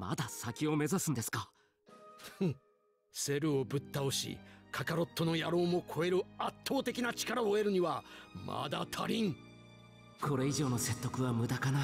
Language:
Japanese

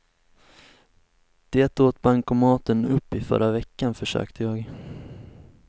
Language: Swedish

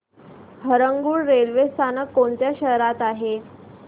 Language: Marathi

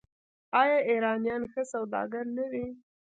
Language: Pashto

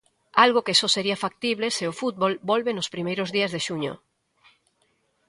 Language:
Galician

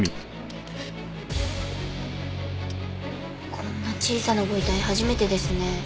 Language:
Japanese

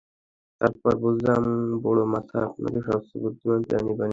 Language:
Bangla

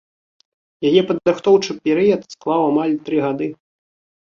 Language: Belarusian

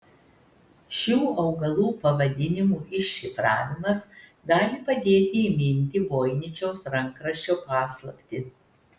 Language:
Lithuanian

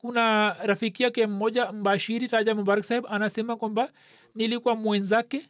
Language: Swahili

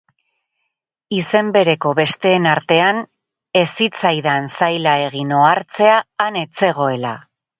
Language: Basque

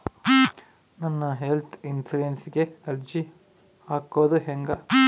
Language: Kannada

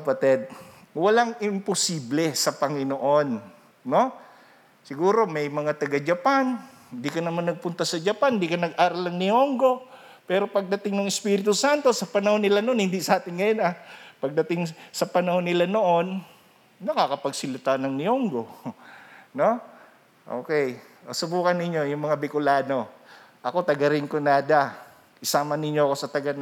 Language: Filipino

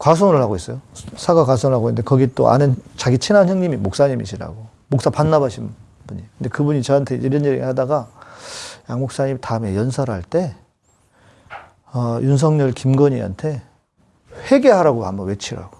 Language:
Korean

